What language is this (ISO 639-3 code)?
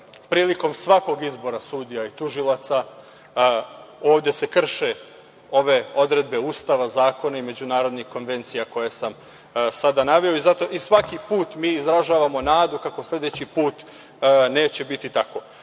srp